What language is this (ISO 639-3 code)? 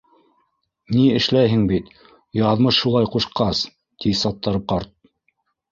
bak